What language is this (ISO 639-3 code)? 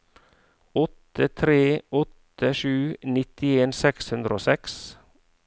nor